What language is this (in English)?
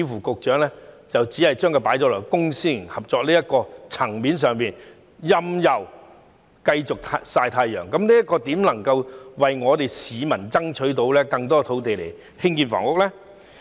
Cantonese